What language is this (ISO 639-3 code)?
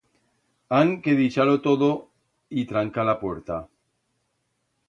arg